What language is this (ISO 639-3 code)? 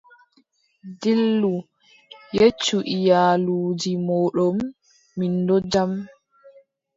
fub